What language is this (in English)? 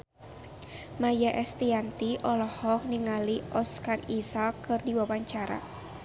Sundanese